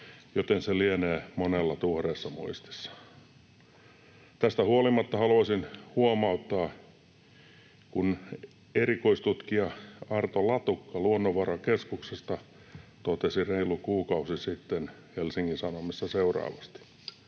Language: Finnish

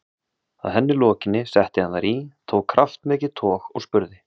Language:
Icelandic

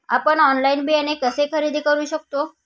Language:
Marathi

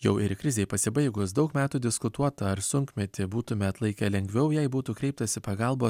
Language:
Lithuanian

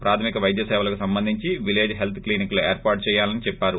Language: Telugu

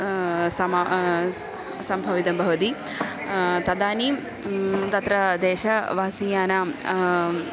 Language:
Sanskrit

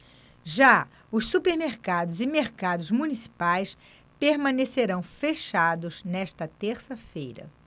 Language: Portuguese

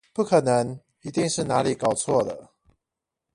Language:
Chinese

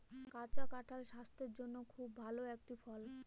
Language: Bangla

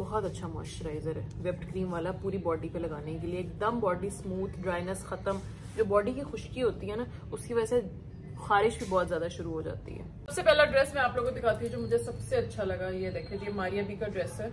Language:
Hindi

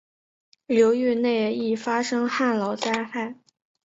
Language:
Chinese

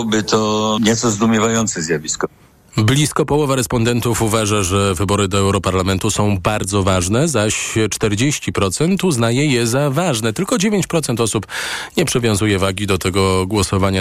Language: Polish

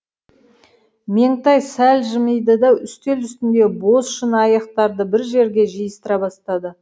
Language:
Kazakh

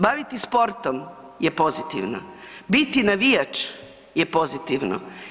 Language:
Croatian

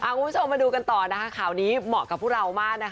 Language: Thai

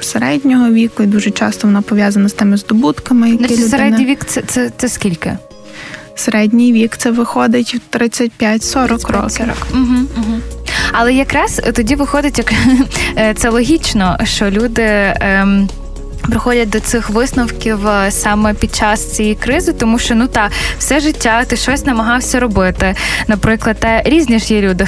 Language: Ukrainian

